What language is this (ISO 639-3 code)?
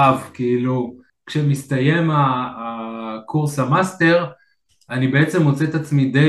heb